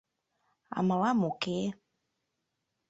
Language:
Mari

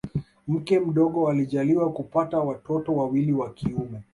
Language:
Swahili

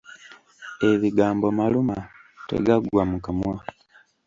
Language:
Ganda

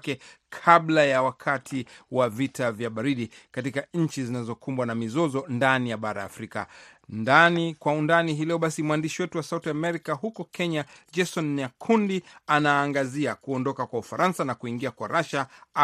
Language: Swahili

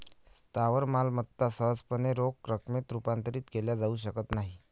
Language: Marathi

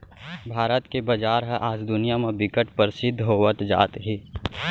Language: Chhattisgarhi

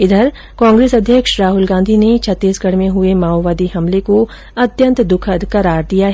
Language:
Hindi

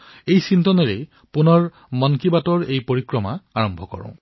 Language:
Assamese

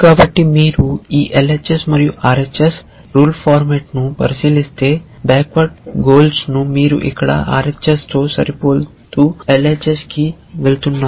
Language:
Telugu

